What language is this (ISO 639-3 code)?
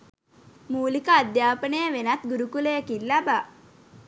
sin